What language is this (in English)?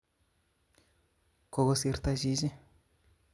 Kalenjin